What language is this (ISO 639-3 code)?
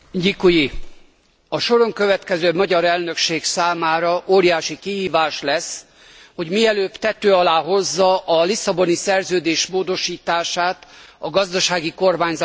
hun